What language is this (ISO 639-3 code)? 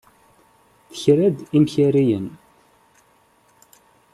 kab